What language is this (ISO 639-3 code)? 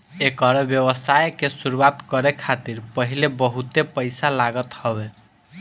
bho